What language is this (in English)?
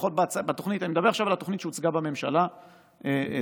Hebrew